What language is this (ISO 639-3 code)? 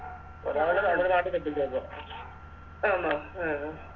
mal